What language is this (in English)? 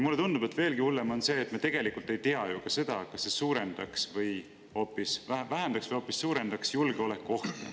Estonian